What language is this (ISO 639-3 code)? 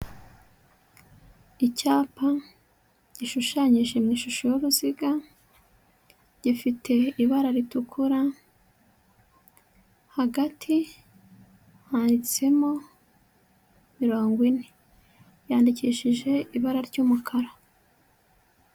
kin